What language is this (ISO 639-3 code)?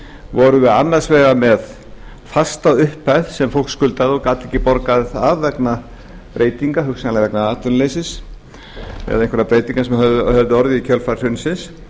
isl